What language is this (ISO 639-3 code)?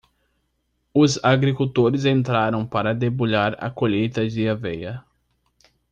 por